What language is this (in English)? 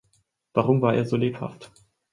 German